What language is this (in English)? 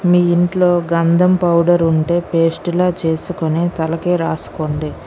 Telugu